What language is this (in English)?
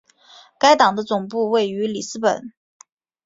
Chinese